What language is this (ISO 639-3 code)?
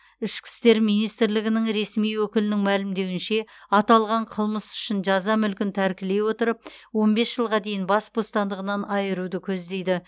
kaz